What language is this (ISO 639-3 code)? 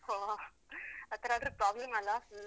kan